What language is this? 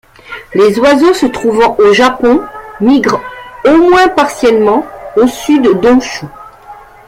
French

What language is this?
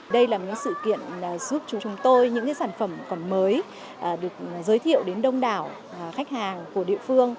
Vietnamese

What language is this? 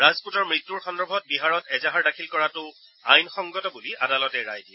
Assamese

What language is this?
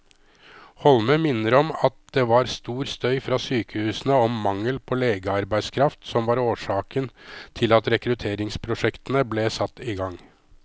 Norwegian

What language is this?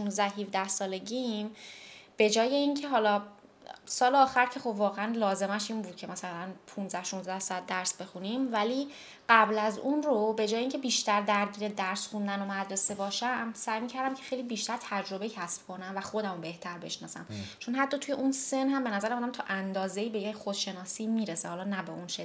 Persian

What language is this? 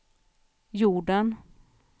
Swedish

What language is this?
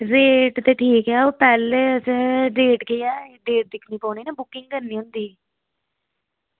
Dogri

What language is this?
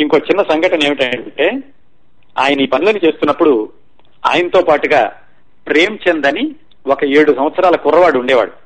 Telugu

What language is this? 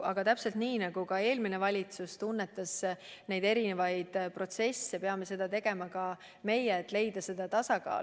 Estonian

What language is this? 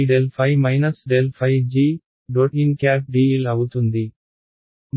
Telugu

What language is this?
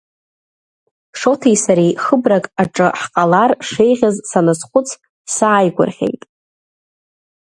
Abkhazian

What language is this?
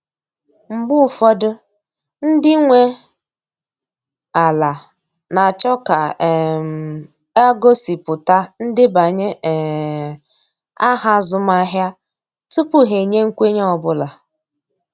Igbo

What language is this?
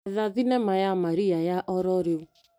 Kikuyu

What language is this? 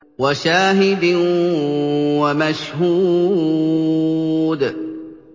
Arabic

